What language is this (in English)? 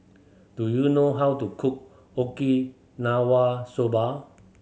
English